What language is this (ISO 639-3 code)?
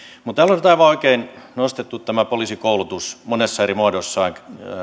fin